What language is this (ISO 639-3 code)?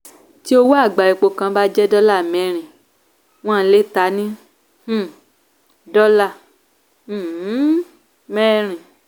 yor